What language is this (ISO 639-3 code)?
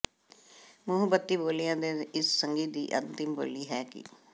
pan